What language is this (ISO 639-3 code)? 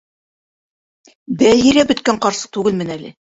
bak